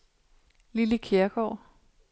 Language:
Danish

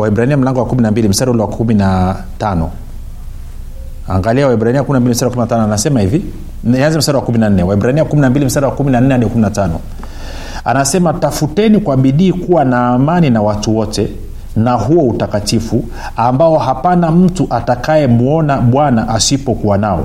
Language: Swahili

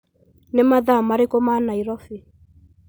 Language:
Kikuyu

